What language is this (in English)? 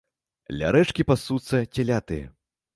Belarusian